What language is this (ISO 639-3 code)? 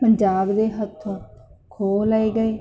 pan